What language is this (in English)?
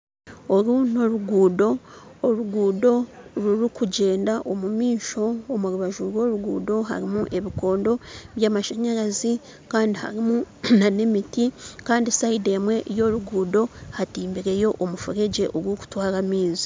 Nyankole